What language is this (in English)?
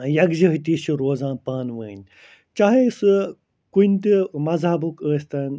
Kashmiri